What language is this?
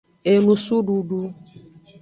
Aja (Benin)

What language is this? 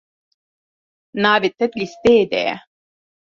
Kurdish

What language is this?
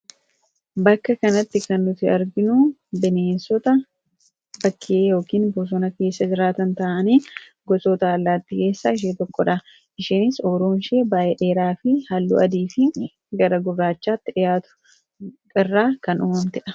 Oromo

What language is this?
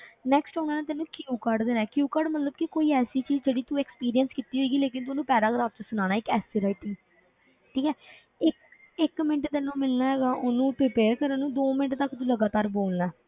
Punjabi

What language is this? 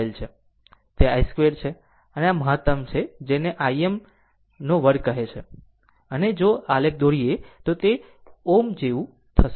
Gujarati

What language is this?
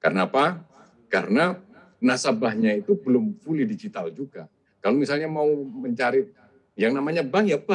Indonesian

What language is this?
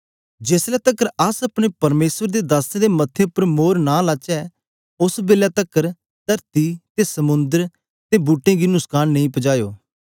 Dogri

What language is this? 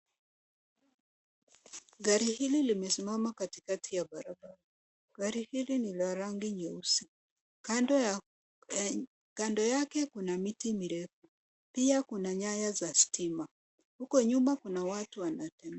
Swahili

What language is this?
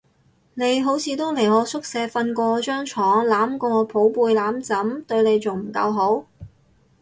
Cantonese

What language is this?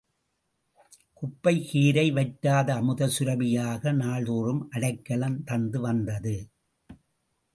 Tamil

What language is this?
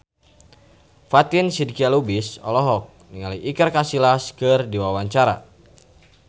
Sundanese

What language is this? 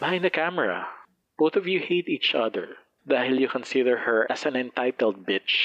Filipino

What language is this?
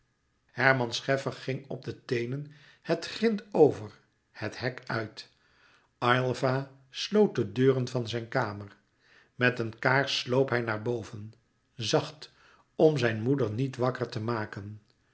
Dutch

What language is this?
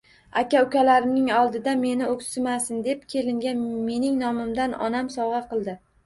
Uzbek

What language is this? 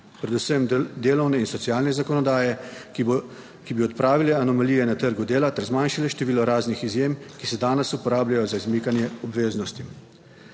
Slovenian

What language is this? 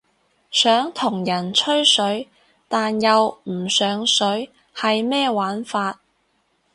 Cantonese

